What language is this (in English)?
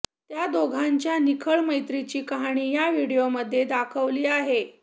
Marathi